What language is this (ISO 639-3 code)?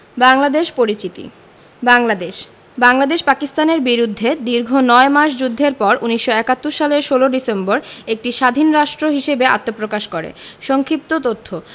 ben